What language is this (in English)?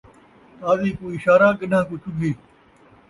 Saraiki